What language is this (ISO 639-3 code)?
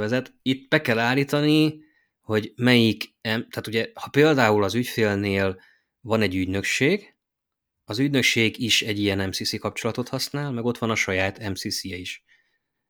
hun